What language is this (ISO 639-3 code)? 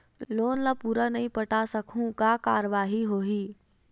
hne